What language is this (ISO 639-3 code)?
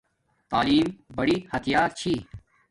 dmk